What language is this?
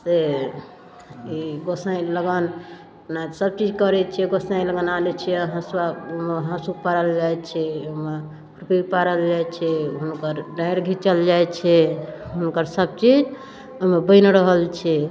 Maithili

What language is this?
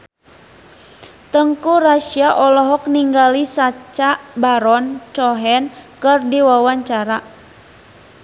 Sundanese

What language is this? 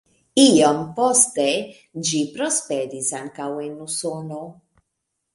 Esperanto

